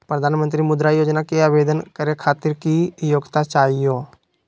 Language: Magahi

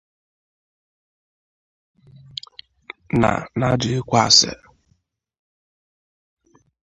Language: Igbo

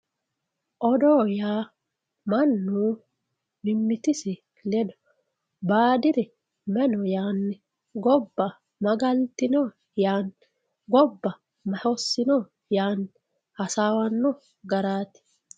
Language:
Sidamo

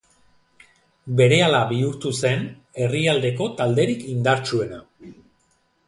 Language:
Basque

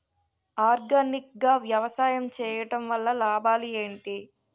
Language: Telugu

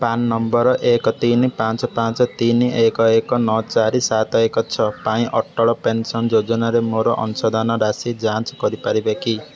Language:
Odia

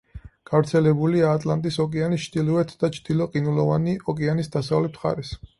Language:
Georgian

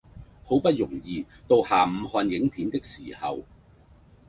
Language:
Cantonese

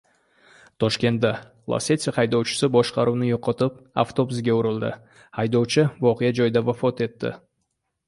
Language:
Uzbek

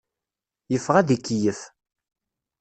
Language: Kabyle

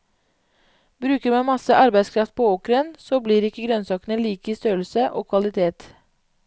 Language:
Norwegian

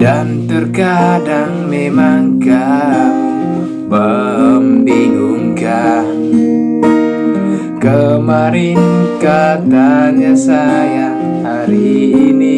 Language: Indonesian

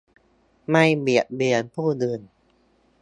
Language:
Thai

